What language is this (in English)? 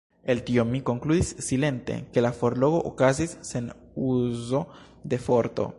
Esperanto